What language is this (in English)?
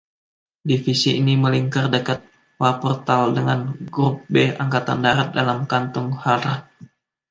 Indonesian